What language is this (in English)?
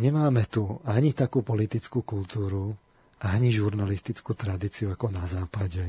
Slovak